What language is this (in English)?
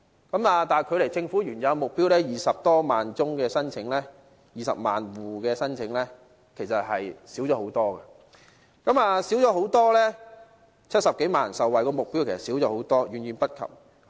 Cantonese